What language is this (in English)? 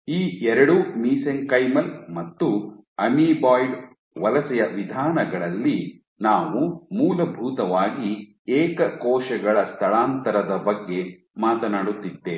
Kannada